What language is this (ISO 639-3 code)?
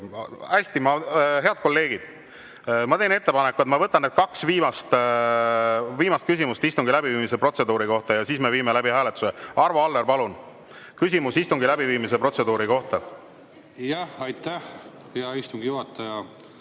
est